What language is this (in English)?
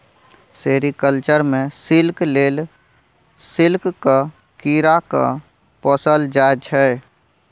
Maithili